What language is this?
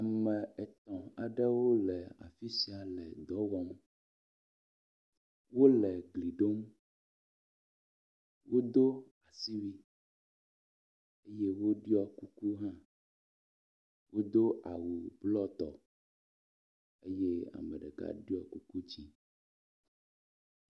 Ewe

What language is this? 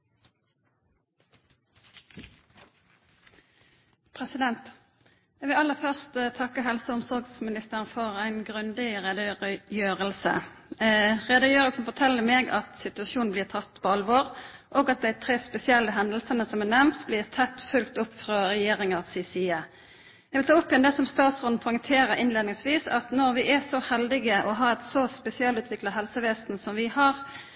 Norwegian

